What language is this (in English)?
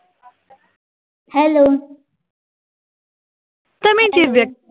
Gujarati